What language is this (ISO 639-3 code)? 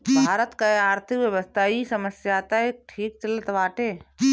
bho